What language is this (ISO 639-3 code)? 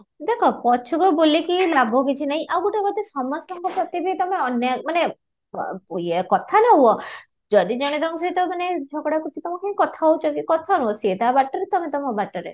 ori